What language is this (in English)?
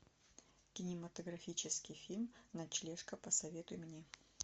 Russian